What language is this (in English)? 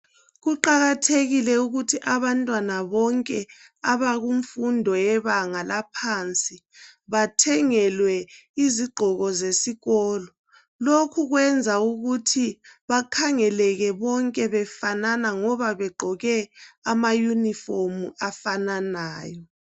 North Ndebele